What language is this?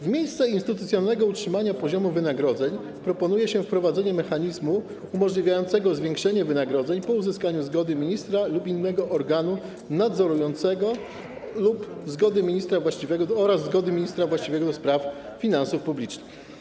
Polish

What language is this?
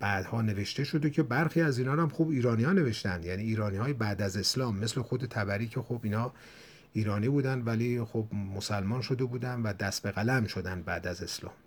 Persian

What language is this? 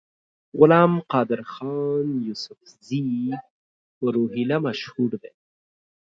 Pashto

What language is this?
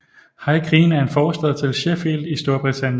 Danish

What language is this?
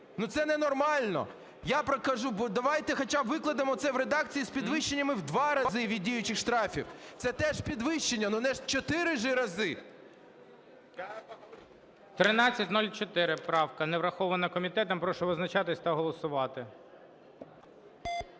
Ukrainian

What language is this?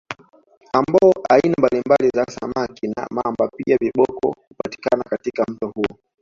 Swahili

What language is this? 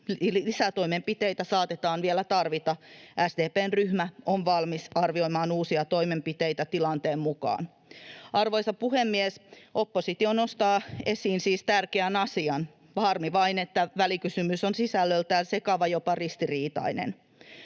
Finnish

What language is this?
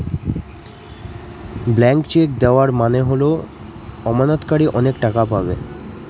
Bangla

